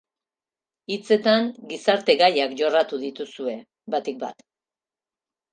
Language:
Basque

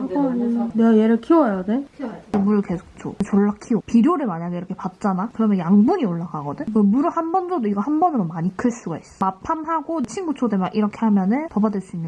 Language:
Korean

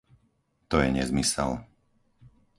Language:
Slovak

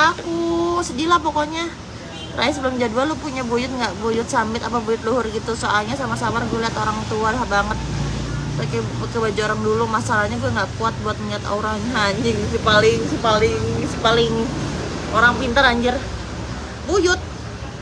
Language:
Indonesian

